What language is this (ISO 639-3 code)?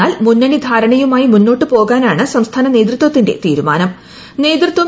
mal